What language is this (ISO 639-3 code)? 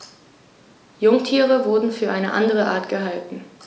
deu